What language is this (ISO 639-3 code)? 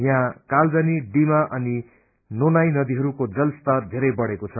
nep